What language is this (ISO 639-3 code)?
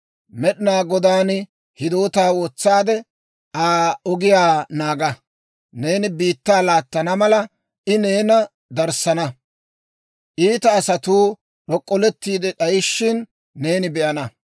dwr